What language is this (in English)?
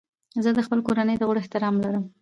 Pashto